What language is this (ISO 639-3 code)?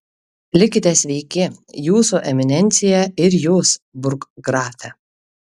lit